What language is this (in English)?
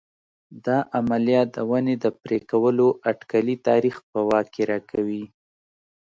Pashto